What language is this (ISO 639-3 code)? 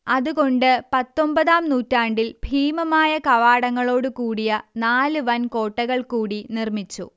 mal